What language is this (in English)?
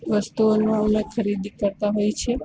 Gujarati